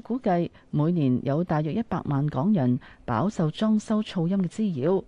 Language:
Chinese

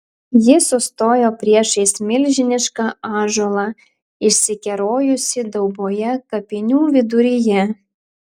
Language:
Lithuanian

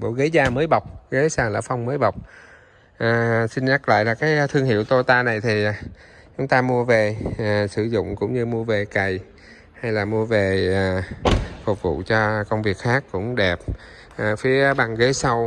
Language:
Vietnamese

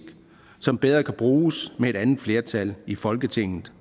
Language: Danish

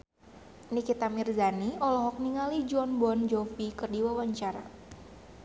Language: Sundanese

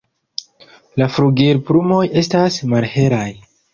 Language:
Esperanto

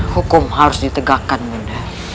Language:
Indonesian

